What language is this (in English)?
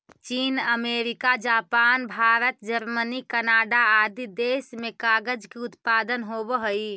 Magahi